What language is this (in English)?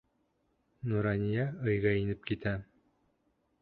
Bashkir